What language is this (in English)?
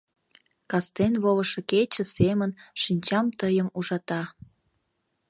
Mari